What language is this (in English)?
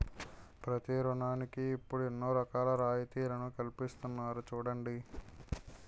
Telugu